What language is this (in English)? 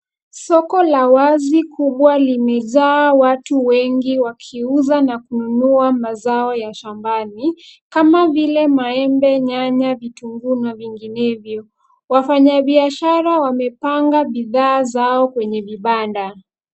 Swahili